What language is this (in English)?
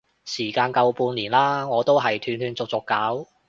Cantonese